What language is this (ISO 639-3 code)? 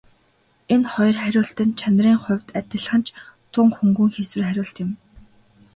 mon